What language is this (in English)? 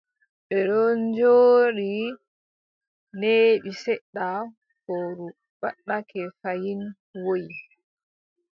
Adamawa Fulfulde